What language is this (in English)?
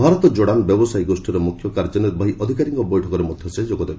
Odia